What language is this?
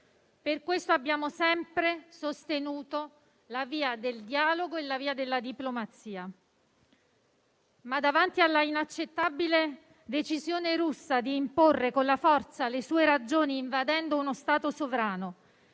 Italian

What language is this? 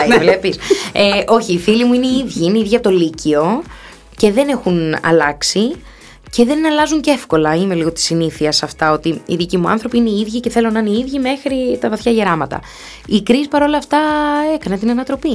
Greek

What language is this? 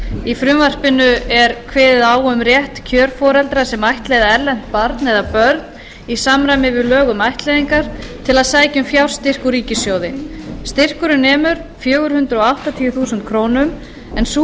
Icelandic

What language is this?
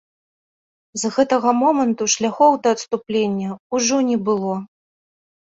Belarusian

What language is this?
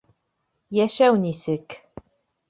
Bashkir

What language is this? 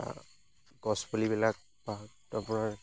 Assamese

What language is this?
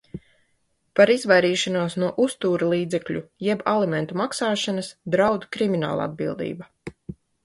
Latvian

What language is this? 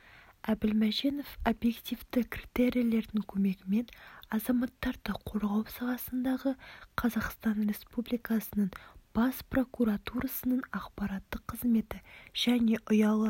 Kazakh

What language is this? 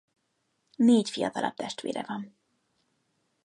Hungarian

